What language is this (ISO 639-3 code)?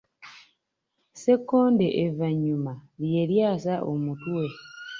lug